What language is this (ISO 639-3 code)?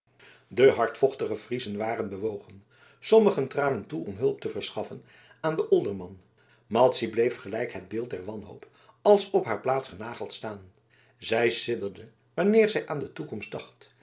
nld